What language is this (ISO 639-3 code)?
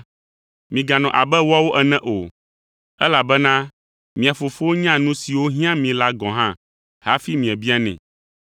ewe